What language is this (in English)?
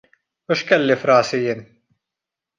Maltese